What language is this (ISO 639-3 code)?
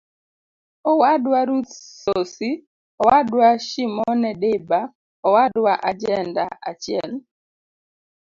luo